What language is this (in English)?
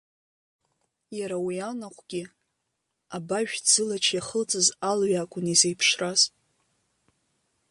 Abkhazian